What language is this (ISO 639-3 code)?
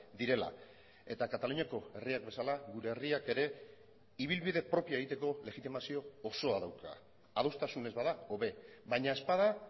eus